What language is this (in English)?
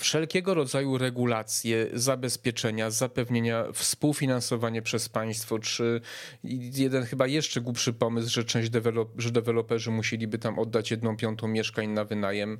Polish